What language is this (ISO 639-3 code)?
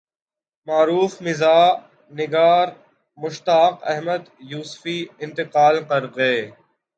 urd